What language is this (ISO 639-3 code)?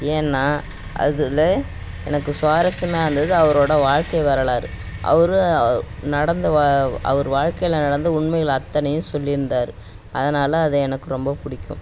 tam